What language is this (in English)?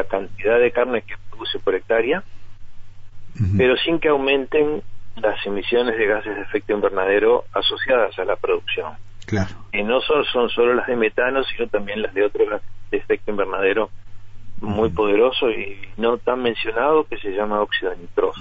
Spanish